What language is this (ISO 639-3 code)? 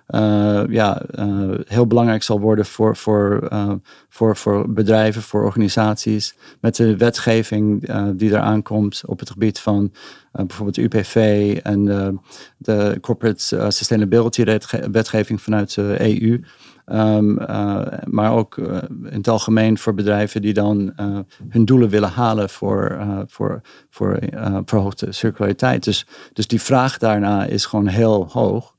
nld